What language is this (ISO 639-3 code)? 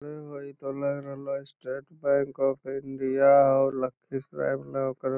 mag